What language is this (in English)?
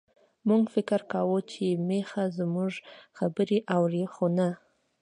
Pashto